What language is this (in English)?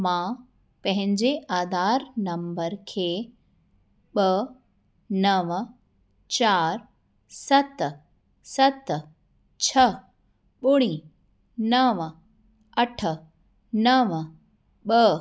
Sindhi